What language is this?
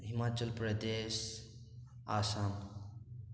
Manipuri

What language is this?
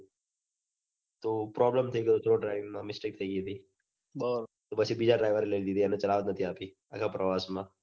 Gujarati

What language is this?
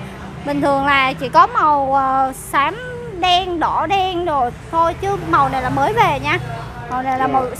Vietnamese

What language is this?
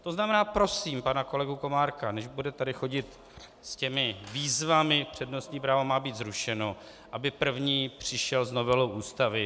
Czech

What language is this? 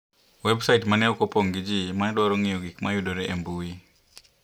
Luo (Kenya and Tanzania)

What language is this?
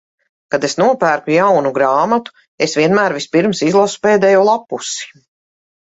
Latvian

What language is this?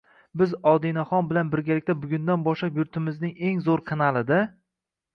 Uzbek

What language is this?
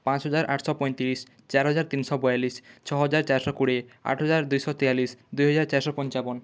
Odia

